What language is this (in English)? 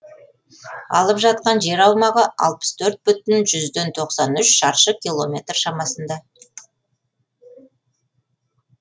Kazakh